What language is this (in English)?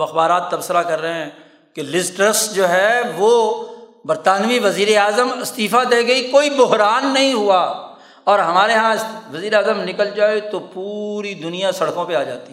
Urdu